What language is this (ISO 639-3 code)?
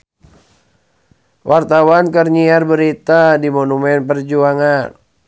sun